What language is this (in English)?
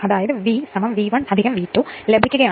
Malayalam